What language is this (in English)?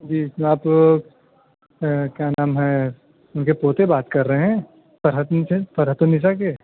Urdu